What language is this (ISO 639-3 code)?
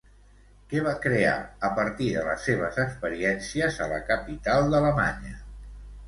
cat